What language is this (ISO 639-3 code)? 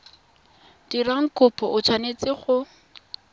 tsn